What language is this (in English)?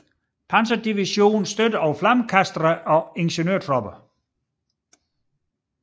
Danish